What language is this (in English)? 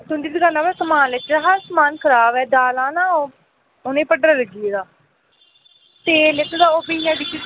Dogri